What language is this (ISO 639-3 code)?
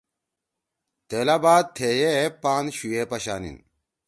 trw